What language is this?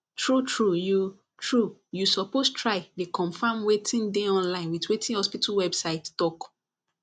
Nigerian Pidgin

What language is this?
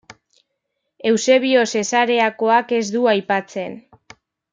Basque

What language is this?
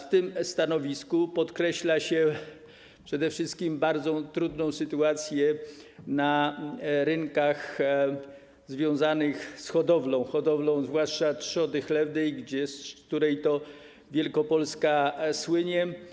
Polish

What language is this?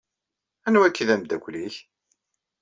Kabyle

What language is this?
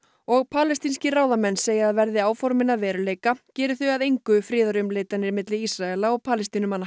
Icelandic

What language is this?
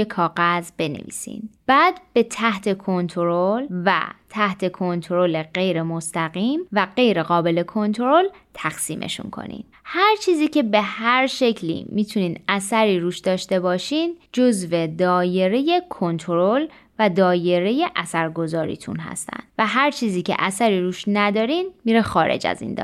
Persian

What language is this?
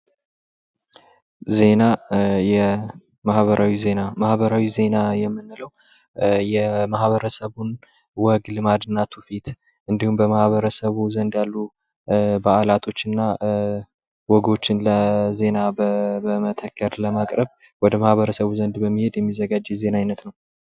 Amharic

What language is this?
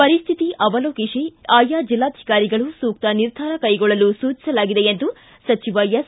Kannada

